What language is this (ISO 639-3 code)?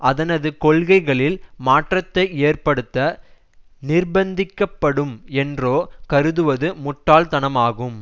tam